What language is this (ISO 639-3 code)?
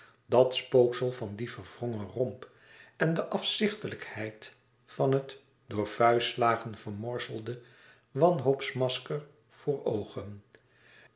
nld